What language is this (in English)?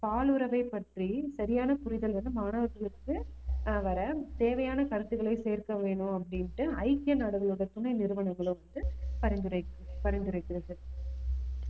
Tamil